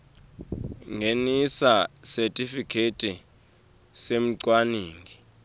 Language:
Swati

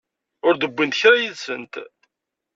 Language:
Kabyle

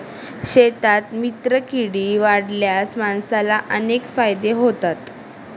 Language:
Marathi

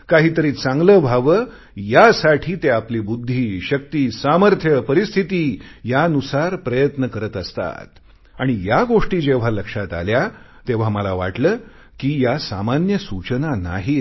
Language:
Marathi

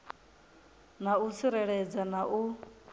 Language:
Venda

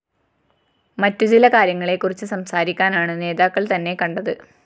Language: Malayalam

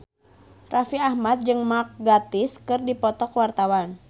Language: Sundanese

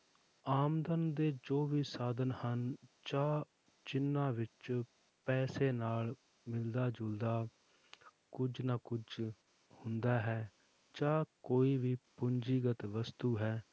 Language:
Punjabi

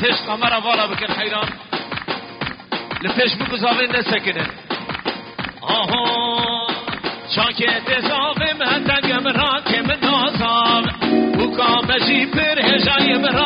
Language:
Arabic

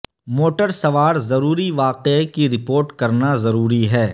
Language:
Urdu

